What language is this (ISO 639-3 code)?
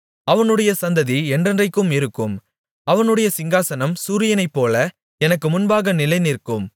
tam